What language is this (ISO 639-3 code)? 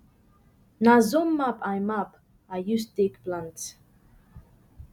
pcm